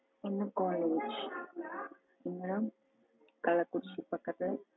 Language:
Tamil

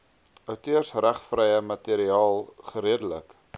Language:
Afrikaans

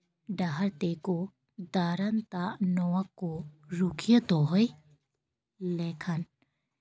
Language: Santali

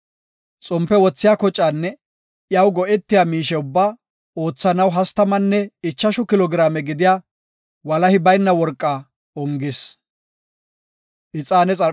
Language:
Gofa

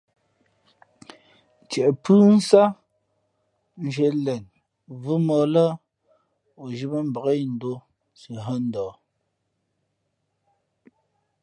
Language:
Fe'fe'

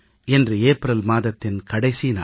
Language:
Tamil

